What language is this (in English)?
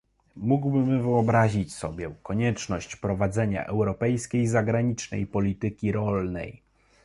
Polish